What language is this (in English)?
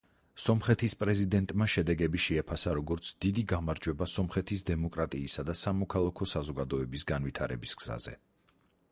Georgian